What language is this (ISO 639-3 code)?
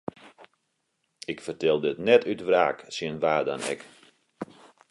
fry